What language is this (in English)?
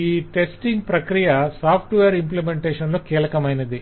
Telugu